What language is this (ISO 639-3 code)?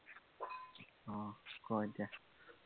asm